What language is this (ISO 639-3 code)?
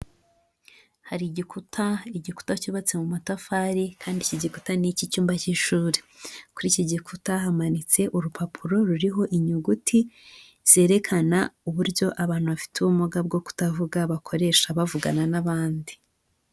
kin